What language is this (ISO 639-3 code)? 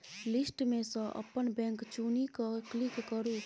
mai